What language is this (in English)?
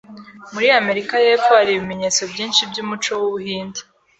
Kinyarwanda